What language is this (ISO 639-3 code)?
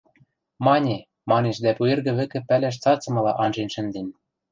mrj